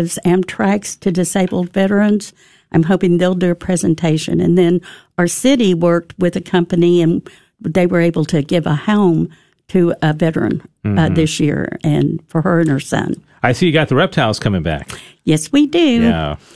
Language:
English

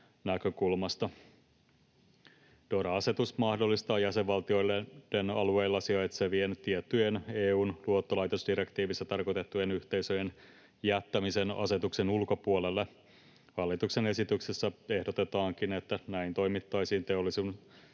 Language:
Finnish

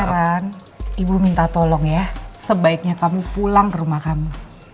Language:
Indonesian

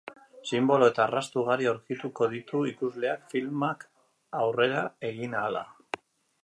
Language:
Basque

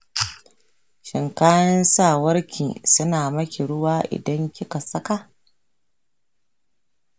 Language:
Hausa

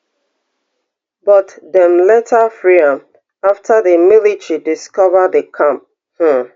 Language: Nigerian Pidgin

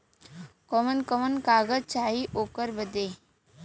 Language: Bhojpuri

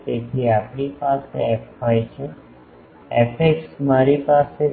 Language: Gujarati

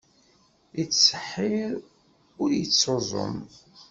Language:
Kabyle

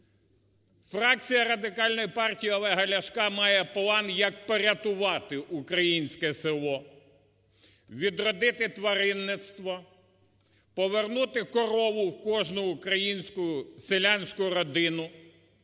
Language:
Ukrainian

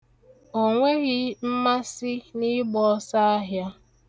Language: Igbo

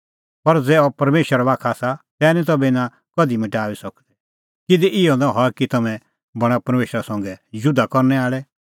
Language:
Kullu Pahari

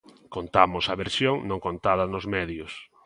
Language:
Galician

